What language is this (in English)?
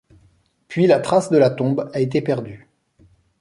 French